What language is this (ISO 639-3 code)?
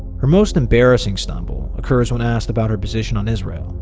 eng